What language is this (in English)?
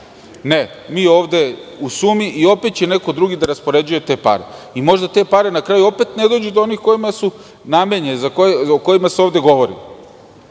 Serbian